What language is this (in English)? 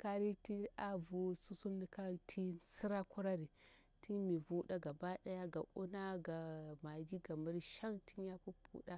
Bura-Pabir